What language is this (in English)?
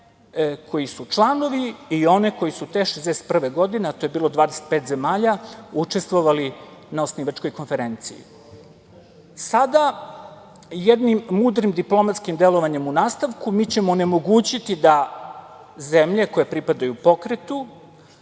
Serbian